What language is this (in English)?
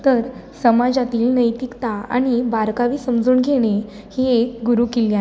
Marathi